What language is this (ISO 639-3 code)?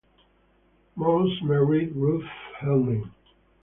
eng